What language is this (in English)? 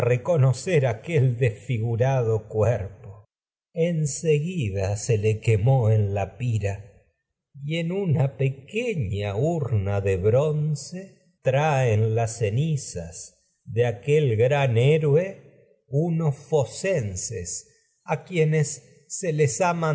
Spanish